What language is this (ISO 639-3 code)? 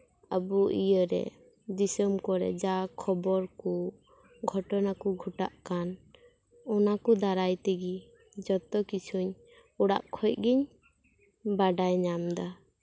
sat